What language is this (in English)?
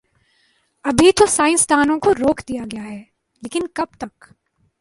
Urdu